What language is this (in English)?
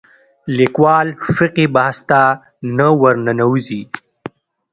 Pashto